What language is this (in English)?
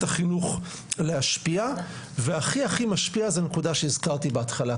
Hebrew